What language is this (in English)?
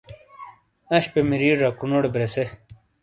Shina